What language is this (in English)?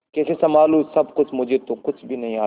Hindi